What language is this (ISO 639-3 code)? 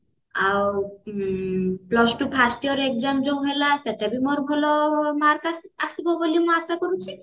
ori